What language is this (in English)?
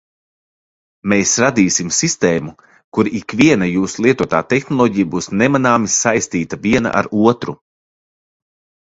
Latvian